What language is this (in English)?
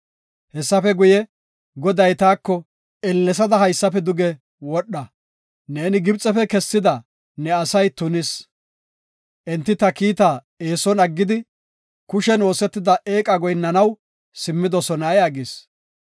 Gofa